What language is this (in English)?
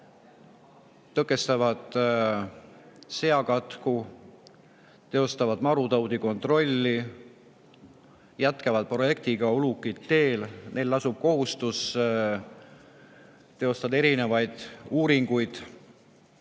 Estonian